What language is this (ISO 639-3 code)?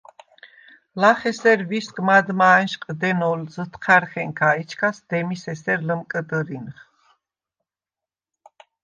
sva